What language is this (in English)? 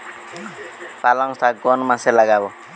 Bangla